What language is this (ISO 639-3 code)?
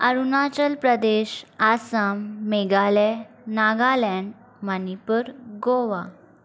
snd